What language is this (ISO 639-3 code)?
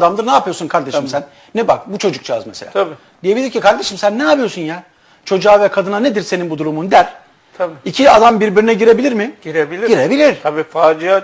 tur